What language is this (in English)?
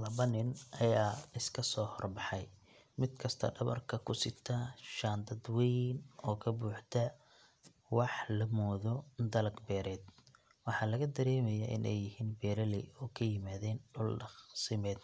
Somali